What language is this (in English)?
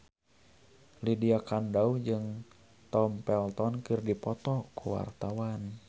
Sundanese